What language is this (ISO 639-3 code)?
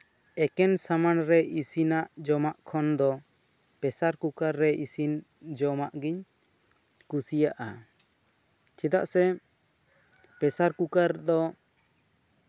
sat